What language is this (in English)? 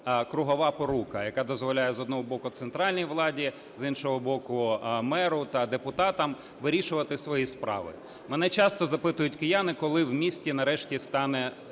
Ukrainian